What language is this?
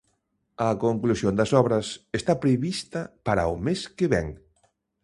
Galician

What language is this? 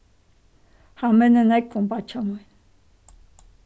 Faroese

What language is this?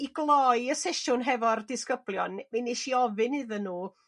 Welsh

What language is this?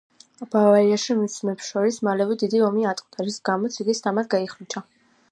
Georgian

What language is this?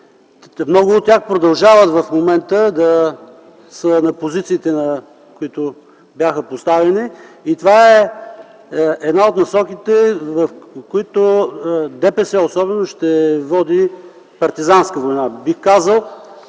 Bulgarian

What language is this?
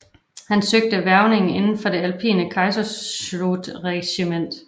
Danish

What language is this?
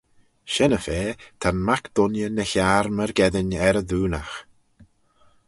Manx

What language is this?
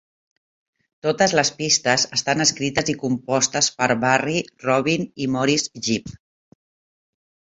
Catalan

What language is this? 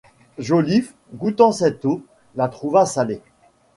French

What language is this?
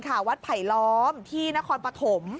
Thai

